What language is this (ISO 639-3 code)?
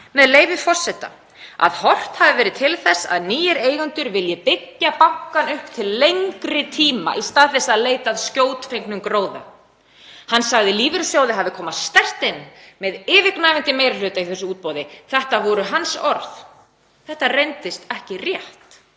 isl